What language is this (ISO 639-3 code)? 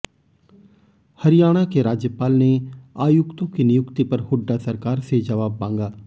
hin